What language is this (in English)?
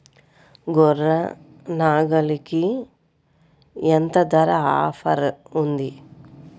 Telugu